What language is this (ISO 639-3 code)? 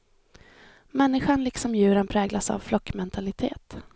swe